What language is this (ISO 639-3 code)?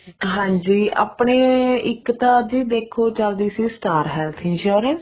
pan